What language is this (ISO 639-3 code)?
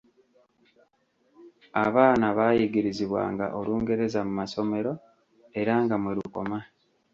lug